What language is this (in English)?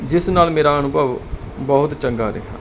Punjabi